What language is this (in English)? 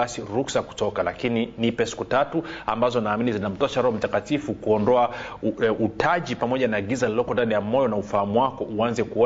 Swahili